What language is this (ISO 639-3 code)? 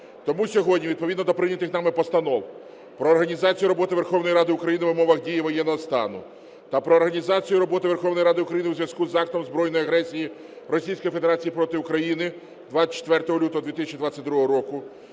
ukr